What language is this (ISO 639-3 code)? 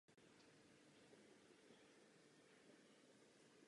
ces